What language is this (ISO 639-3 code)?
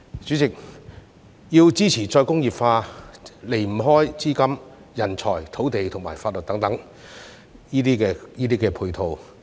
yue